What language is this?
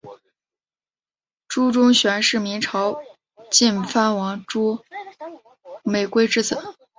Chinese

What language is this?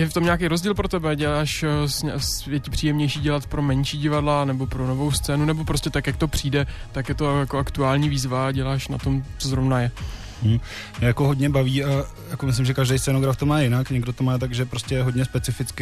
Czech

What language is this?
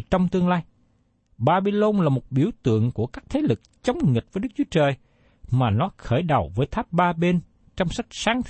Vietnamese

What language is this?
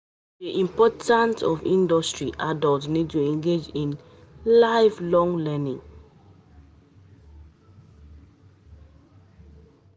Nigerian Pidgin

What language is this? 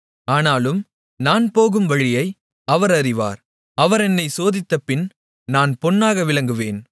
Tamil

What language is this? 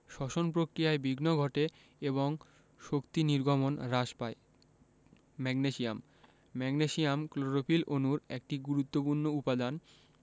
Bangla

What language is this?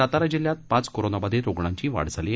Marathi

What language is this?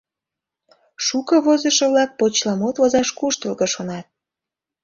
Mari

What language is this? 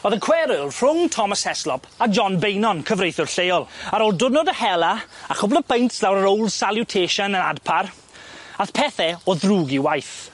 Welsh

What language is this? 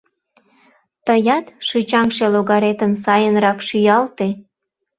Mari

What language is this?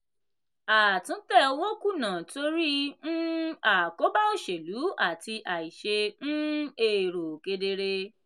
Yoruba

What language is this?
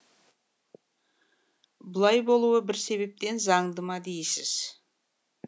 Kazakh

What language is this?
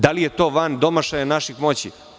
Serbian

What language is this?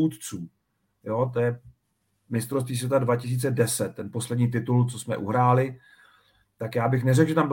Czech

